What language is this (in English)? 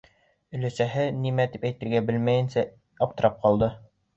Bashkir